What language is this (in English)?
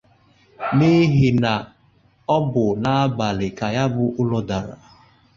Igbo